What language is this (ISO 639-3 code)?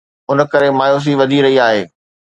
snd